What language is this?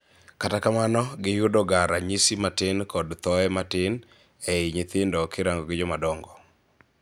Luo (Kenya and Tanzania)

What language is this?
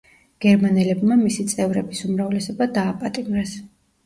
Georgian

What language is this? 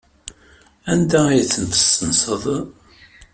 Kabyle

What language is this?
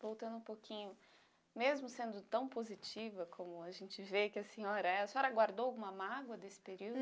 Portuguese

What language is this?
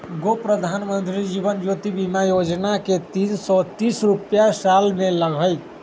Magahi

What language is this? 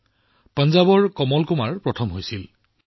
Assamese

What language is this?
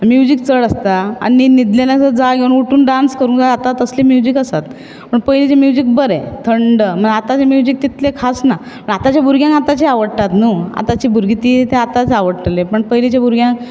Konkani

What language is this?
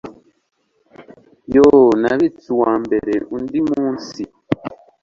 Kinyarwanda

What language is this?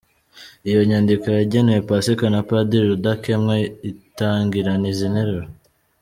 Kinyarwanda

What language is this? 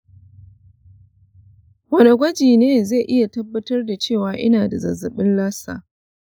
Hausa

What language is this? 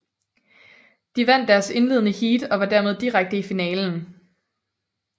Danish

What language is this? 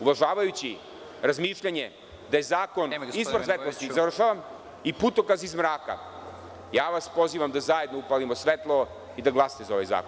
Serbian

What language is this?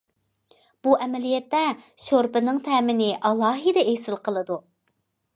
Uyghur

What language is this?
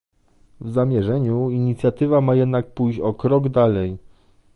Polish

